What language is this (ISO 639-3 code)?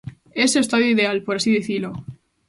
glg